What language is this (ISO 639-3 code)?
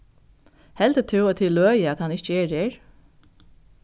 fao